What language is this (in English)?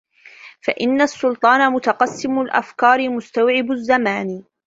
Arabic